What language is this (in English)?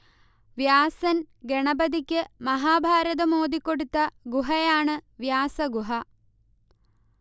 Malayalam